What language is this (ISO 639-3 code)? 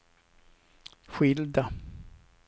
swe